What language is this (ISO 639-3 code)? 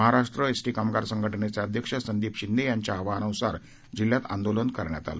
mar